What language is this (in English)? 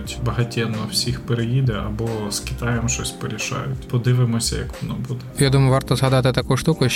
Ukrainian